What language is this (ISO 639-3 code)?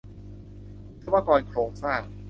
tha